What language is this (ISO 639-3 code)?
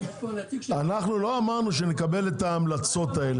heb